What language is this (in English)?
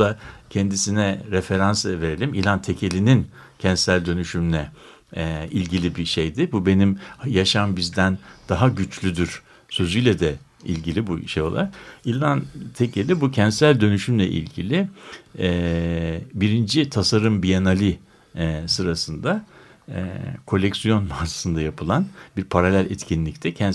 Turkish